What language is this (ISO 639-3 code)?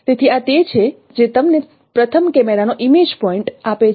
guj